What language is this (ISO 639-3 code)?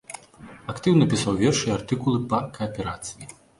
bel